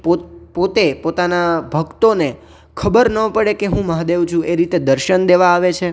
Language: Gujarati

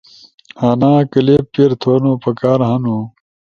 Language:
Ushojo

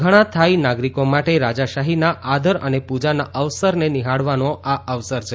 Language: Gujarati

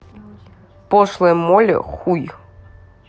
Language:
Russian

